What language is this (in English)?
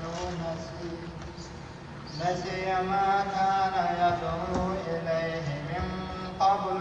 Arabic